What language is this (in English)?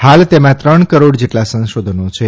Gujarati